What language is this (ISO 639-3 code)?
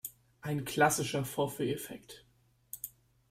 deu